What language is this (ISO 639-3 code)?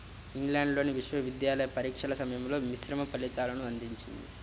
tel